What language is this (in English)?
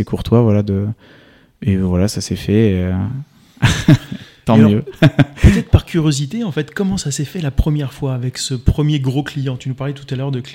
French